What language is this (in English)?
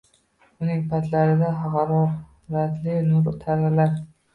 Uzbek